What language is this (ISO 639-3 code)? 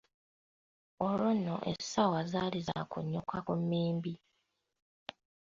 lug